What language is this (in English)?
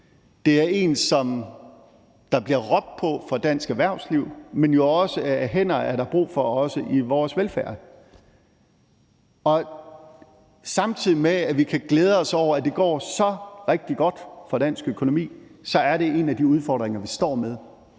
Danish